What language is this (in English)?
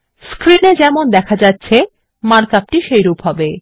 Bangla